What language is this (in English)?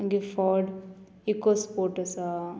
Konkani